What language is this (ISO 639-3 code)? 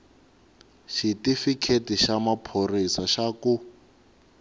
tso